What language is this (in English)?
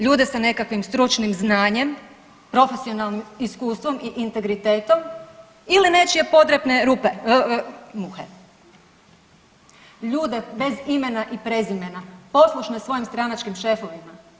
Croatian